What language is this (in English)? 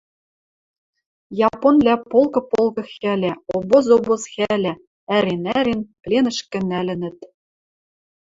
Western Mari